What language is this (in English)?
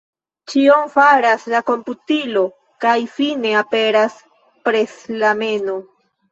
Esperanto